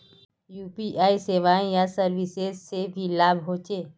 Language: Magahi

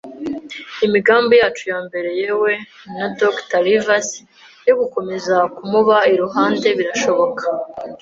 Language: Kinyarwanda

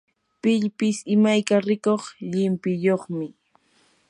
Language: Yanahuanca Pasco Quechua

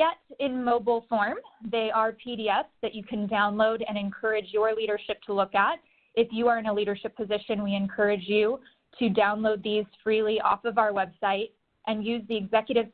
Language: English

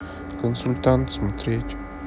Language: Russian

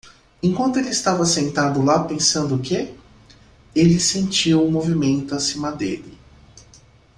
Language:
Portuguese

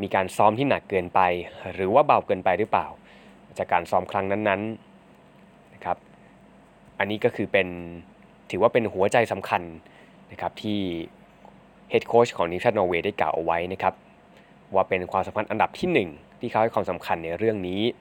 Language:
Thai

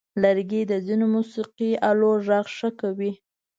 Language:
Pashto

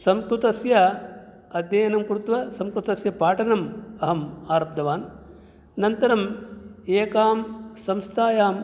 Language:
Sanskrit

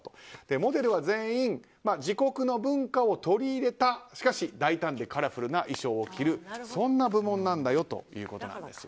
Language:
Japanese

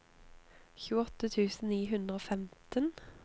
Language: Norwegian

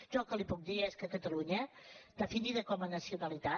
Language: Catalan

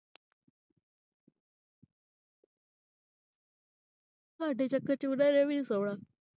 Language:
Punjabi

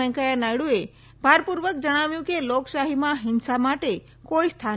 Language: Gujarati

